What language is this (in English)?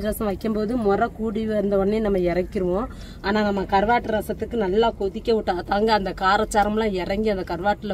Tamil